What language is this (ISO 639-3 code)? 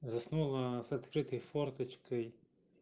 rus